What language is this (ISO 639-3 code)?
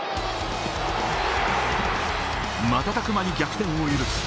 jpn